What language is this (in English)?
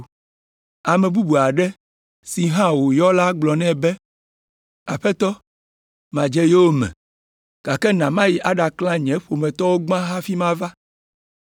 Ewe